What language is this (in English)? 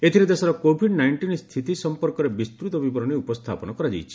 Odia